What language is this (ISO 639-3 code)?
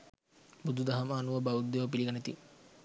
sin